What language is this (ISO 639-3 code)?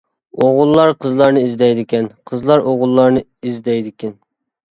uig